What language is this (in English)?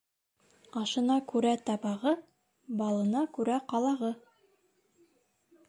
Bashkir